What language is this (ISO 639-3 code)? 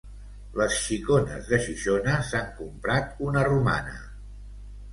cat